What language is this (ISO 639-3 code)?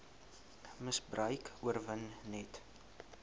afr